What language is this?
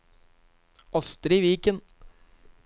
Norwegian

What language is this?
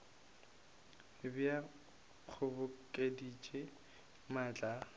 Northern Sotho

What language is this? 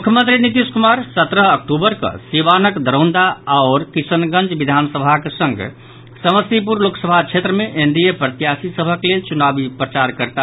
Maithili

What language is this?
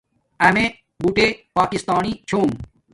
Domaaki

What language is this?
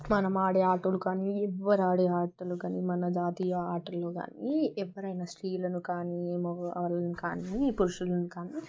Telugu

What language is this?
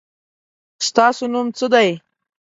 Pashto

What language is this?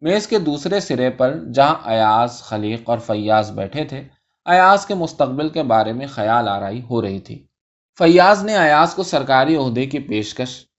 Urdu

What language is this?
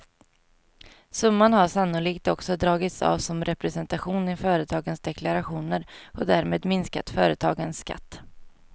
Swedish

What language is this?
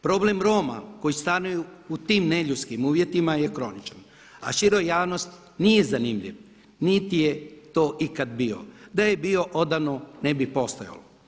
Croatian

